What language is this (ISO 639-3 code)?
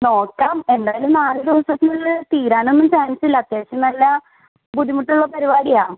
mal